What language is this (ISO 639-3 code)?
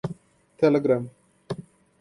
por